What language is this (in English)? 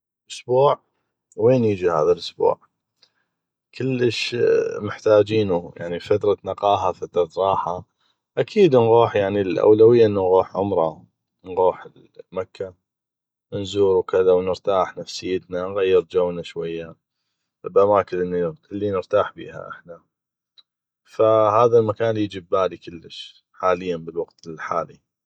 North Mesopotamian Arabic